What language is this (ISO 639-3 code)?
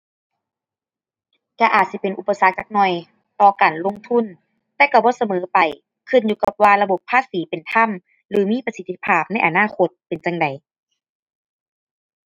tha